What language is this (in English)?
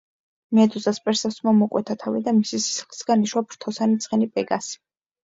Georgian